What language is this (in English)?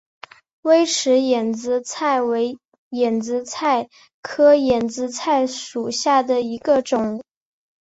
Chinese